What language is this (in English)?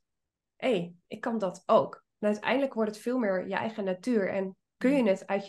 Dutch